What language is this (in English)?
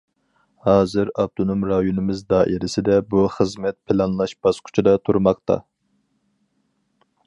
Uyghur